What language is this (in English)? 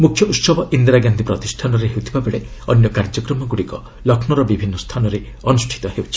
Odia